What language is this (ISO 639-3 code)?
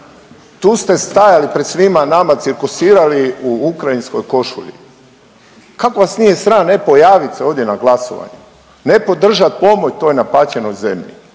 hrv